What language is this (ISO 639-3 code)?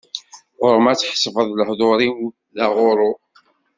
kab